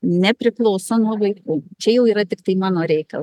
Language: Lithuanian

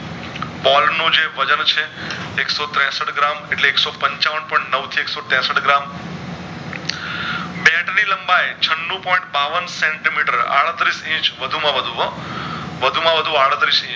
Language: Gujarati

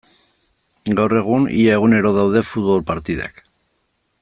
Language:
Basque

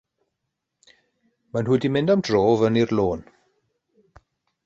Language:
Welsh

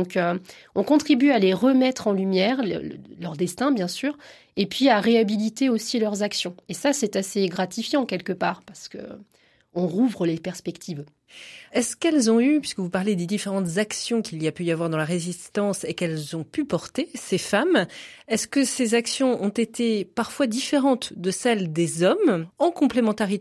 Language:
French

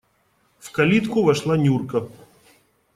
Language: Russian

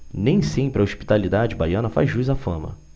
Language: Portuguese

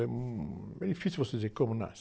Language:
Portuguese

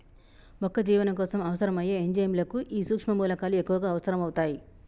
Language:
Telugu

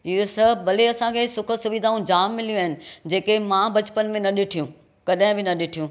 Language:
Sindhi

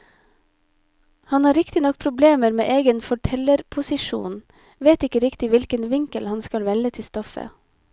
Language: Norwegian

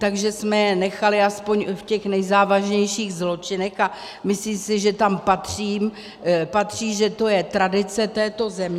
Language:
Czech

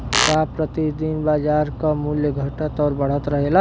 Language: Bhojpuri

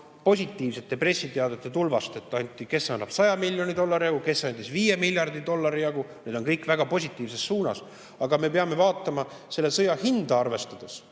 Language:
Estonian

